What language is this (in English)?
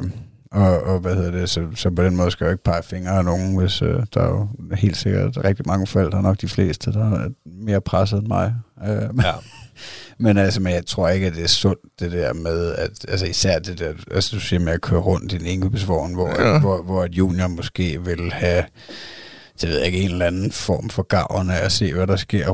Danish